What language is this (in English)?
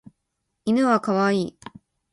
Japanese